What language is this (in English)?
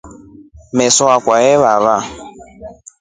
Rombo